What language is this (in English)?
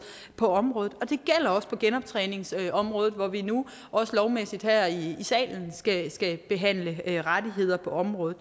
Danish